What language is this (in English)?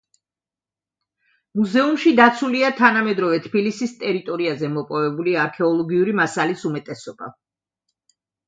Georgian